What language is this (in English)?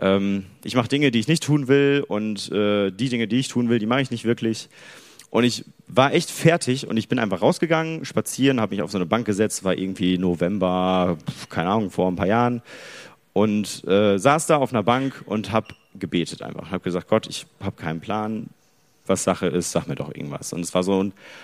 German